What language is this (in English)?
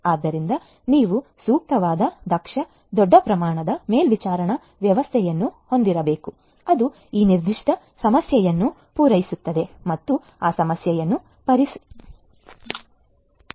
Kannada